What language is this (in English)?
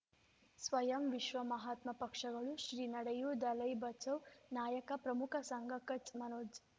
Kannada